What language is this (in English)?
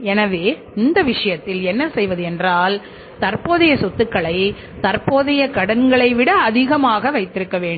Tamil